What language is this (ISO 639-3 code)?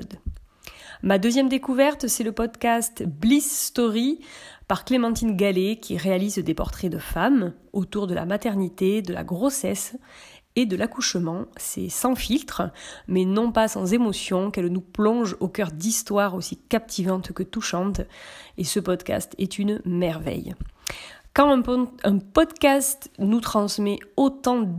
fra